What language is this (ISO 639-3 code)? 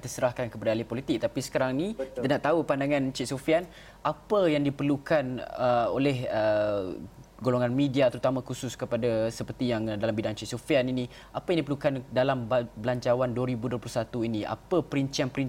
msa